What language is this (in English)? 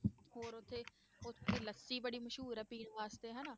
Punjabi